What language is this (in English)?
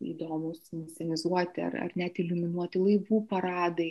Lithuanian